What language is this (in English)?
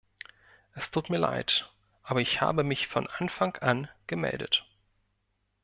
German